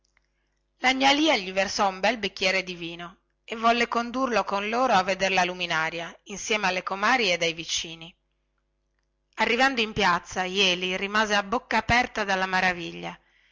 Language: Italian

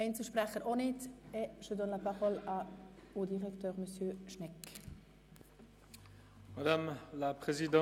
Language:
Swiss German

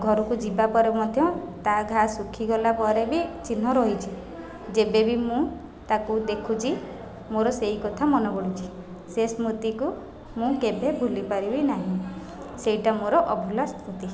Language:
Odia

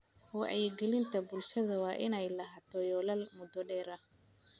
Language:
Somali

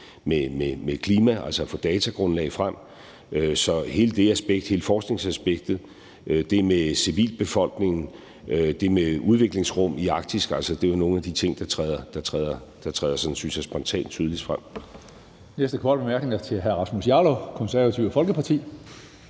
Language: Danish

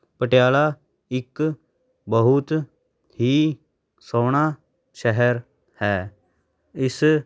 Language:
Punjabi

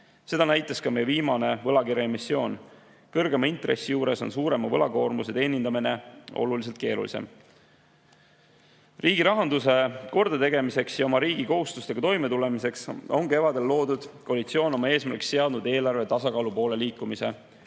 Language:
Estonian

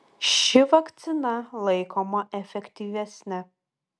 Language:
Lithuanian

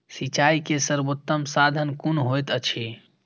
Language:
Maithili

